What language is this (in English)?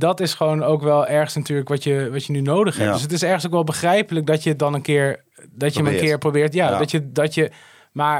Dutch